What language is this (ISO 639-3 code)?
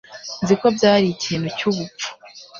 kin